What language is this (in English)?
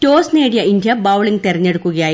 Malayalam